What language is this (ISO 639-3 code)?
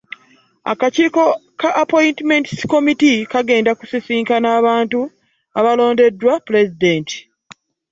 lug